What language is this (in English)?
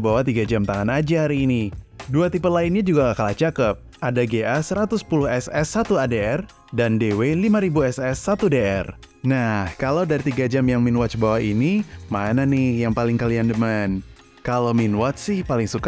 Indonesian